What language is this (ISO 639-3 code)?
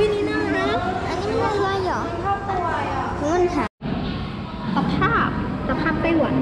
tha